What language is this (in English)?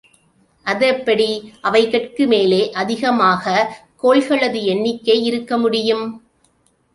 Tamil